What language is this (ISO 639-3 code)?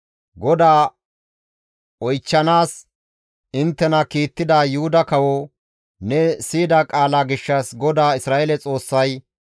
gmv